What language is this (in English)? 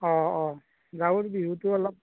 Assamese